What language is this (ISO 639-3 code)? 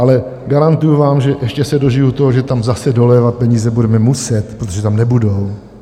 ces